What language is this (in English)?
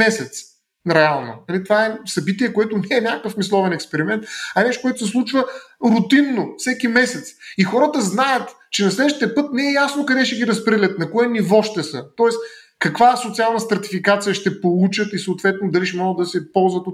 Bulgarian